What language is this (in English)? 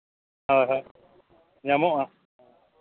Santali